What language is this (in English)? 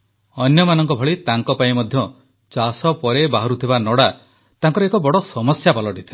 Odia